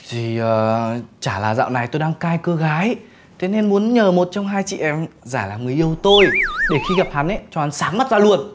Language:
Vietnamese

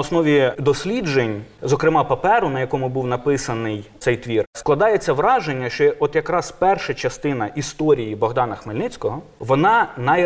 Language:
Ukrainian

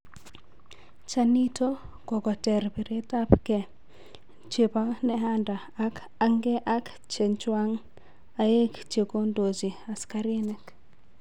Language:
Kalenjin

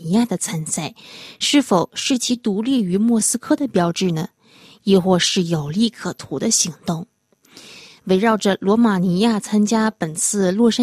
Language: Chinese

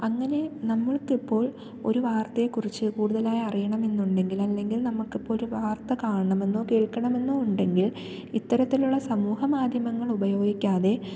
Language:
Malayalam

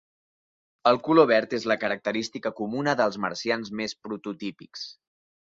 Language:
Catalan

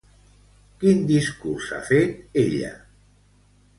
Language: Catalan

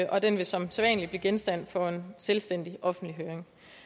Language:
Danish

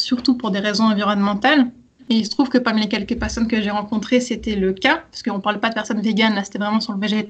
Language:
French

